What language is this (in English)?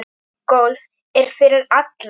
Icelandic